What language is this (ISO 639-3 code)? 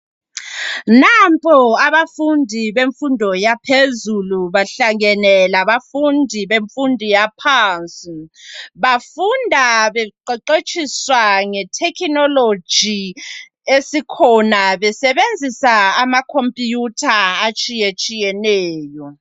nde